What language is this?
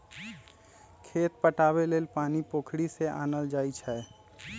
Magahi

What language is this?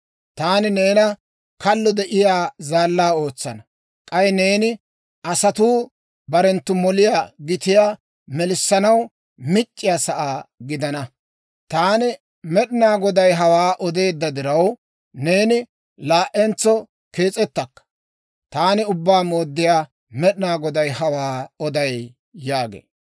Dawro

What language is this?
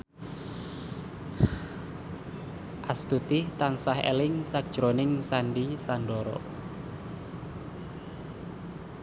Javanese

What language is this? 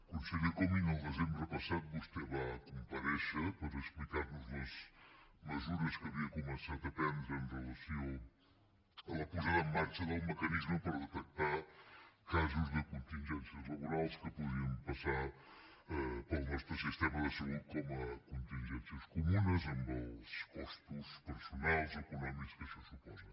Catalan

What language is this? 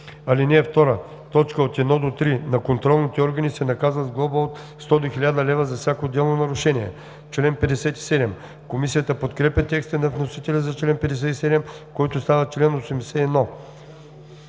Bulgarian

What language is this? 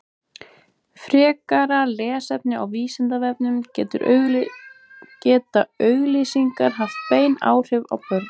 Icelandic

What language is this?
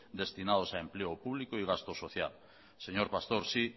Spanish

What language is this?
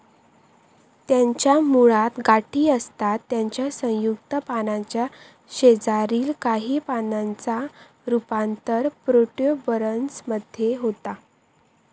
Marathi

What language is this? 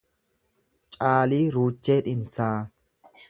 Oromo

